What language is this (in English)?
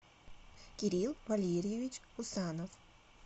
Russian